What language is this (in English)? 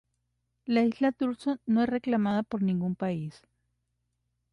Spanish